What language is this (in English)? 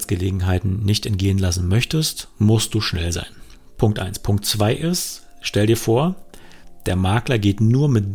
German